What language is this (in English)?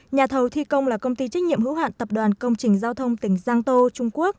Vietnamese